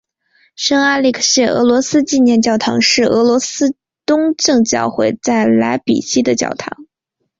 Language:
Chinese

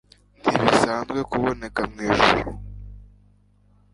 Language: Kinyarwanda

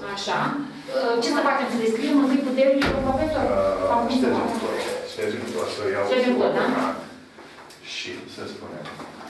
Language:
Romanian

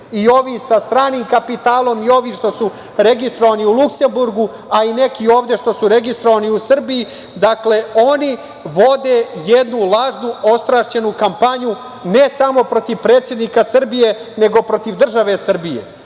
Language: Serbian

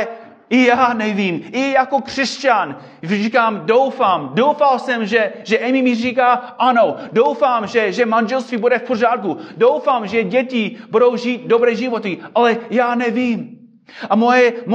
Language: Czech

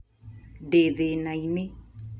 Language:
Kikuyu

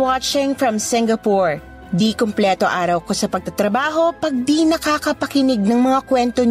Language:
Filipino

